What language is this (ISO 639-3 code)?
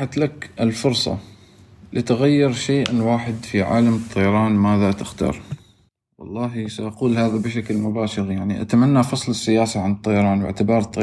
ara